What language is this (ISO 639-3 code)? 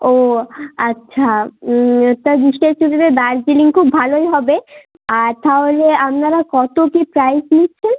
ben